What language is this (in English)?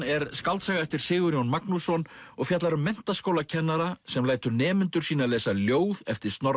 Icelandic